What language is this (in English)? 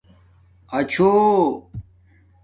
Domaaki